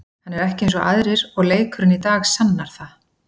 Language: Icelandic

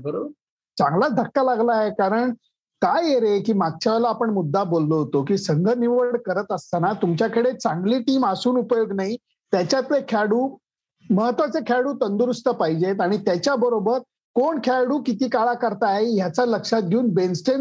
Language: Marathi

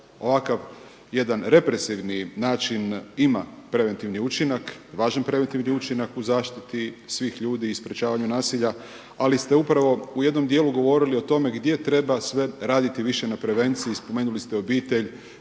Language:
Croatian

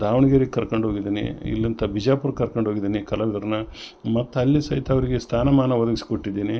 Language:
Kannada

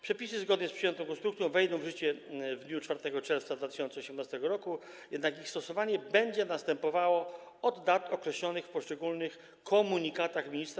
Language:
Polish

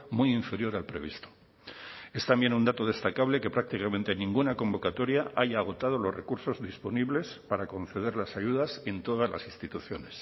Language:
Spanish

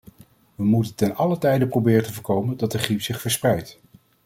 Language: Dutch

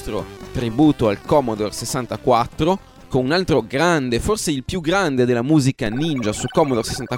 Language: Italian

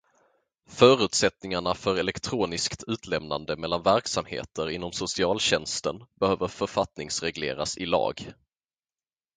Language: Swedish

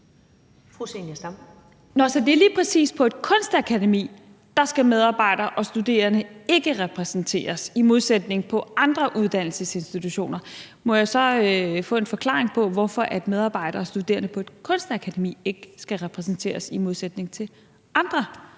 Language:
Danish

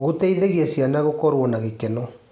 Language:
Kikuyu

